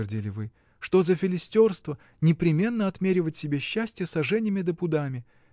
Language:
Russian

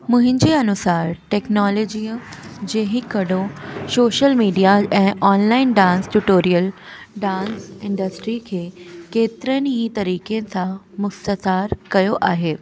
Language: Sindhi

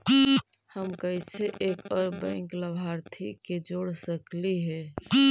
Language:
Magahi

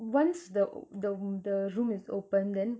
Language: English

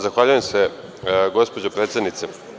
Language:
Serbian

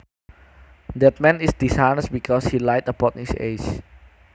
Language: Javanese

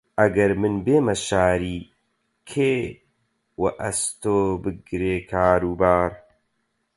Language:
Central Kurdish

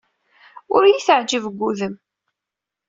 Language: Kabyle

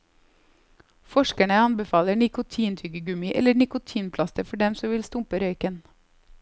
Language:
Norwegian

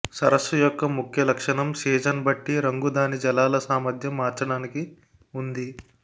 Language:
Telugu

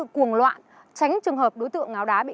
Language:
Vietnamese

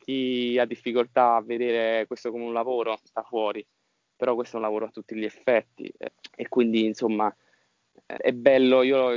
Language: Italian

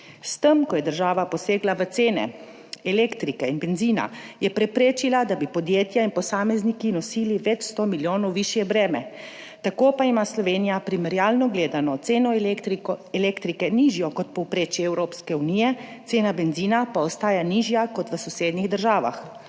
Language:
Slovenian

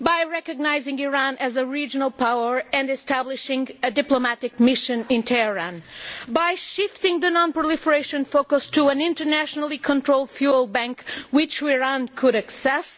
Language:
English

